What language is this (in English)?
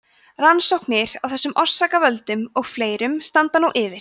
Icelandic